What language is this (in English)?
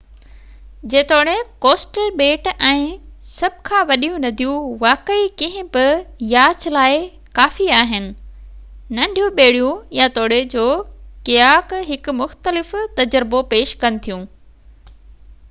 Sindhi